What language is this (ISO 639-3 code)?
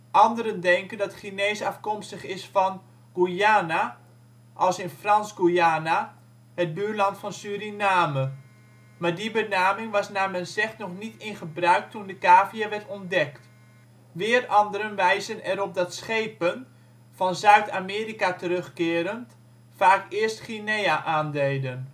nld